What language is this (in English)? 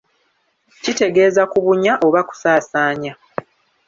Ganda